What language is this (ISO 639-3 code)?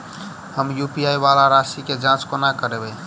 mai